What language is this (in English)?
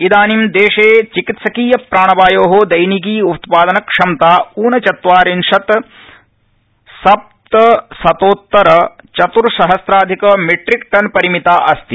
Sanskrit